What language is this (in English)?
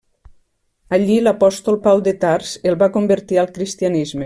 Catalan